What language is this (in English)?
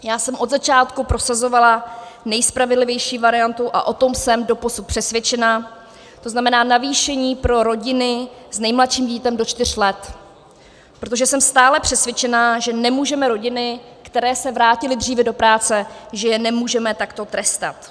Czech